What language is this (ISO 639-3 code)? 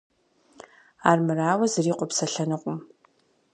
kbd